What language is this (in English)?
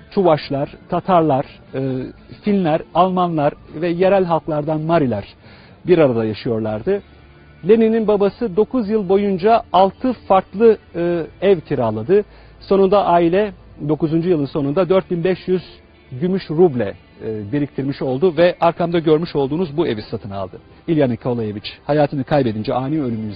Turkish